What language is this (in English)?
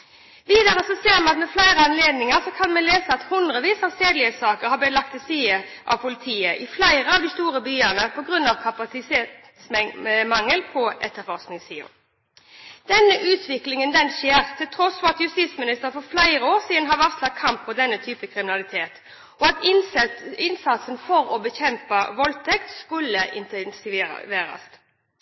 Norwegian Bokmål